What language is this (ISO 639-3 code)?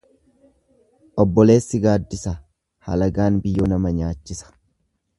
orm